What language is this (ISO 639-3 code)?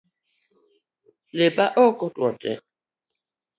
luo